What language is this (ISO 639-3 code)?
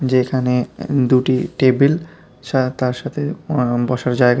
ben